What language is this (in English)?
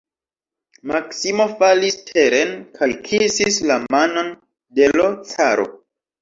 Esperanto